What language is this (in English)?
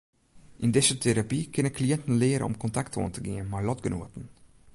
Western Frisian